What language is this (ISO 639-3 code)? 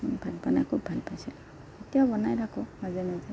asm